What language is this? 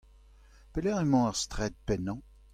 Breton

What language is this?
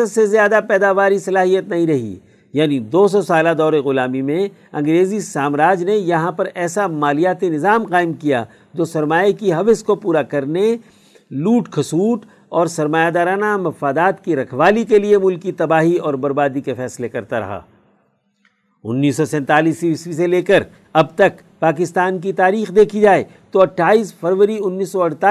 Urdu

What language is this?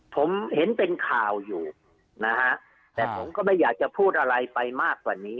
Thai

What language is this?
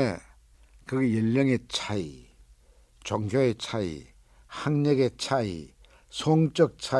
Korean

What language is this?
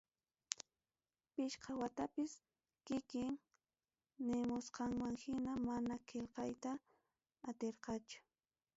Ayacucho Quechua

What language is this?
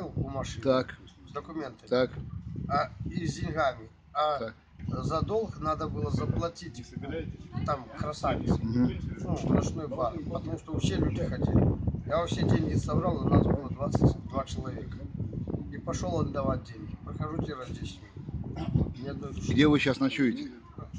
Russian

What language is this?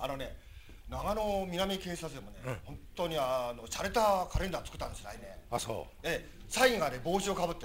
Japanese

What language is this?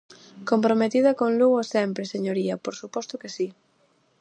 Galician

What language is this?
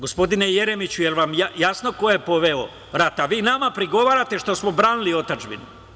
Serbian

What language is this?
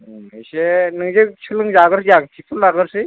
Bodo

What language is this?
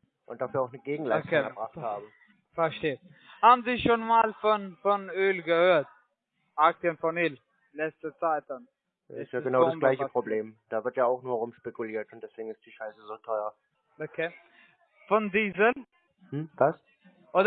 German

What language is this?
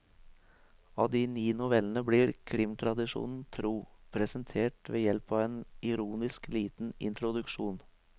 Norwegian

